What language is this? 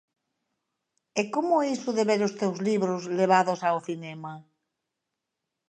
Galician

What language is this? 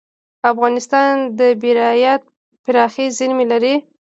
Pashto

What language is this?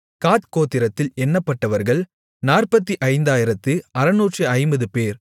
Tamil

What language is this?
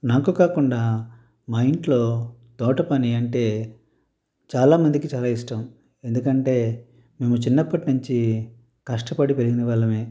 Telugu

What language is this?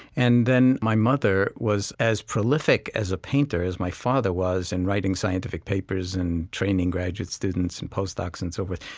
English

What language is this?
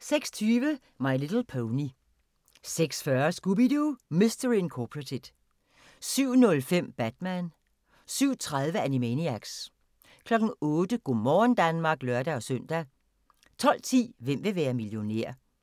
Danish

